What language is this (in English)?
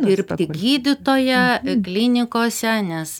Lithuanian